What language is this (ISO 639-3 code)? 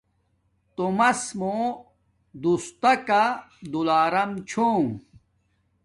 dmk